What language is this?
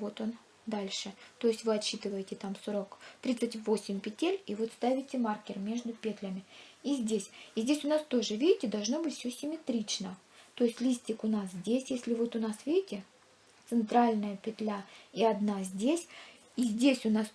Russian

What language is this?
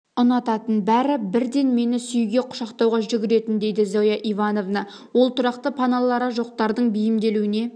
Kazakh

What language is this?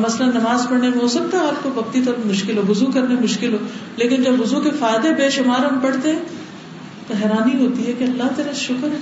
Urdu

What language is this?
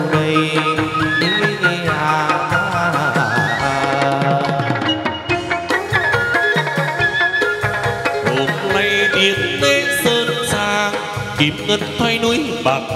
Vietnamese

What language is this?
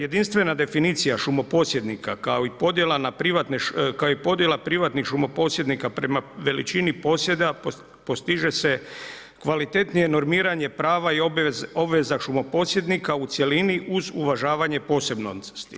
Croatian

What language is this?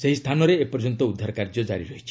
Odia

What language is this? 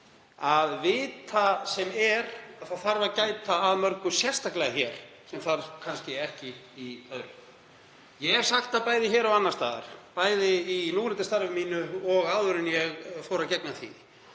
Icelandic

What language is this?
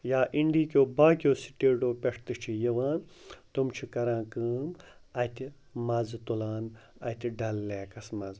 Kashmiri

